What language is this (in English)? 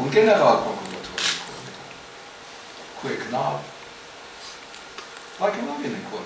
Latvian